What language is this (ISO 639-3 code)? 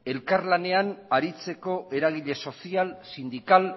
eus